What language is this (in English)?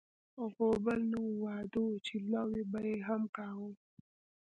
Pashto